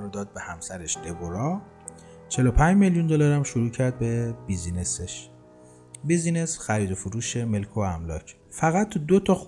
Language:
Persian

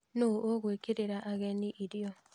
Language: Kikuyu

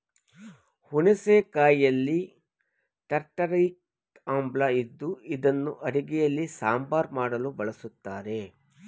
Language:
Kannada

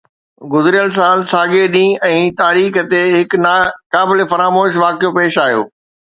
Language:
Sindhi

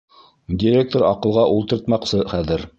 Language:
Bashkir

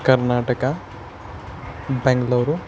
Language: Kashmiri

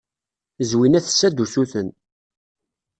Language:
Kabyle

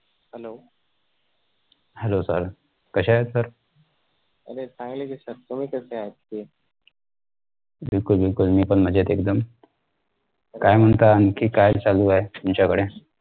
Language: Marathi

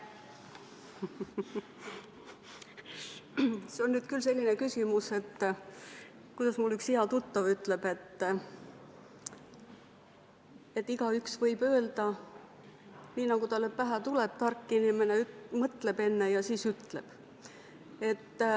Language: Estonian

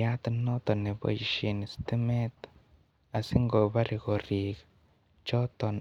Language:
Kalenjin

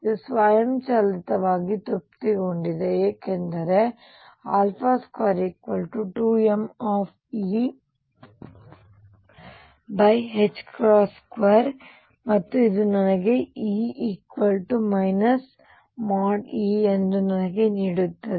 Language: Kannada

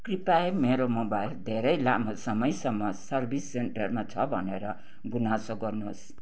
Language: Nepali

